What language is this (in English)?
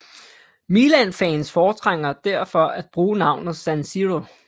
Danish